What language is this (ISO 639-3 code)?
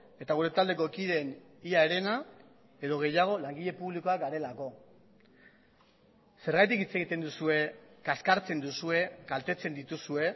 eus